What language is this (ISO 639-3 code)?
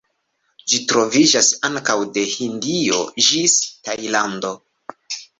epo